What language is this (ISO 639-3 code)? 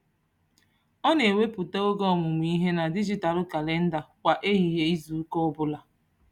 ibo